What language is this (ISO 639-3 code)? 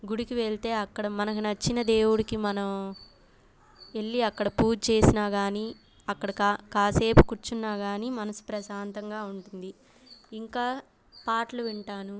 tel